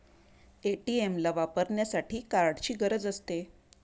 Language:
Marathi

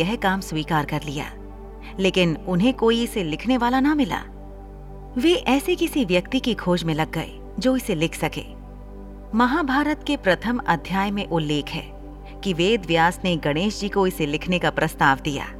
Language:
Hindi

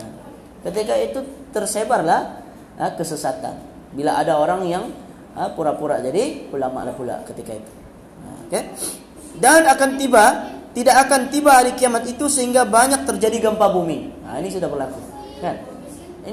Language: Malay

